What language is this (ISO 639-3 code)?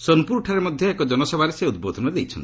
ori